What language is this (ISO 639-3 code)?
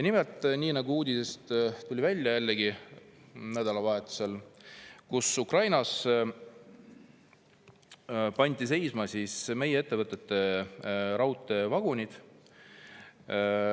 est